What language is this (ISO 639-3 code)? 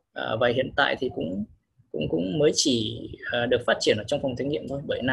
vie